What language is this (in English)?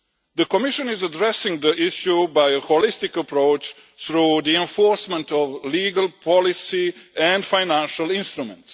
English